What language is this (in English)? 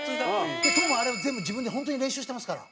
Japanese